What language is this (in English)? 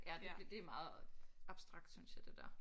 Danish